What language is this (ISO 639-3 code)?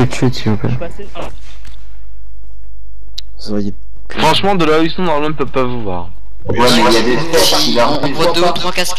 fra